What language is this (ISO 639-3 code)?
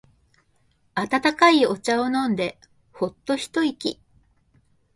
jpn